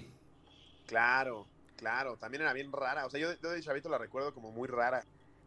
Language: Spanish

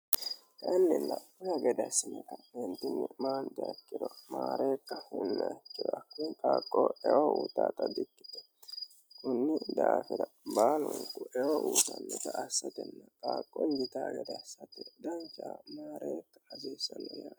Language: Sidamo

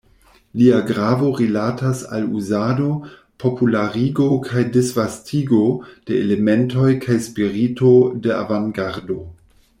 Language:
Esperanto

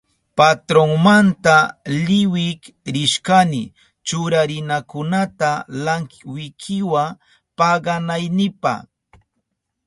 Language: Southern Pastaza Quechua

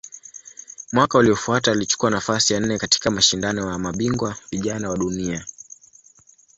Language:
Swahili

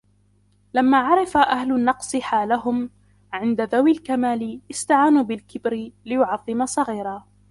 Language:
Arabic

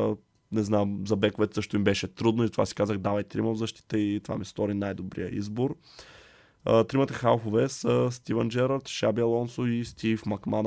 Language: Bulgarian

